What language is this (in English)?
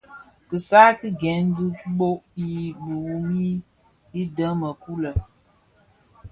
Bafia